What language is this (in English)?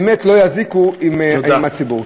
Hebrew